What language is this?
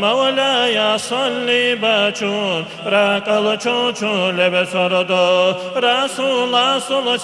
Dutch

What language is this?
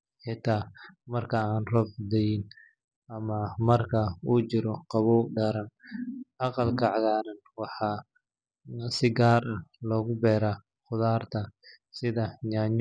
Somali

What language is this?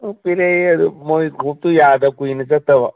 Manipuri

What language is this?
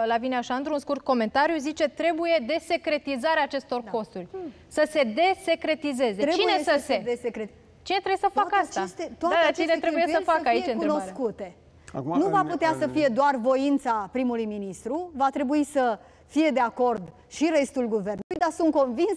Romanian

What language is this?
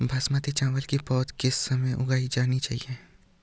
Hindi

